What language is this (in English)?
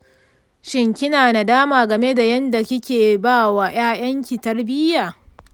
Hausa